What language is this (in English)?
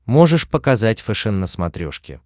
Russian